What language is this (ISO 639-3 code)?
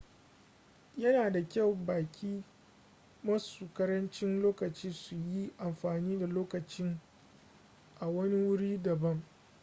hau